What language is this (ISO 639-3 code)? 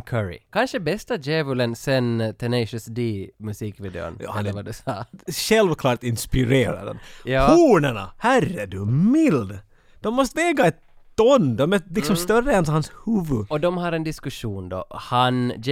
swe